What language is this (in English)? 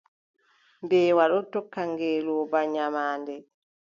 Adamawa Fulfulde